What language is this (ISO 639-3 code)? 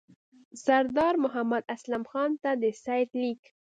pus